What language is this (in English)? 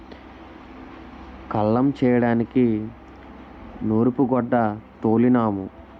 Telugu